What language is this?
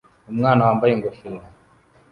Kinyarwanda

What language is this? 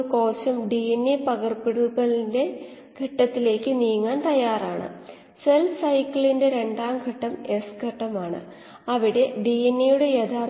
Malayalam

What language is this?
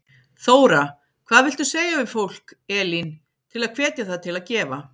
Icelandic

